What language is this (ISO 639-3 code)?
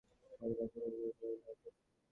ben